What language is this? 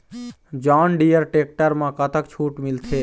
Chhattisgarhi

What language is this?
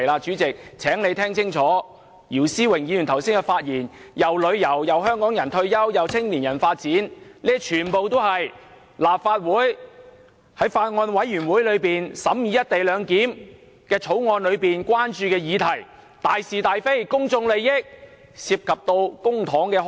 Cantonese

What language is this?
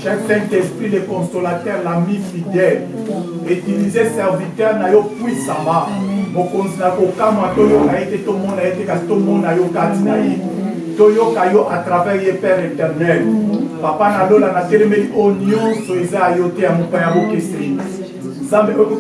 French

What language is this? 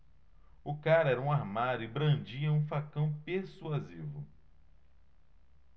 Portuguese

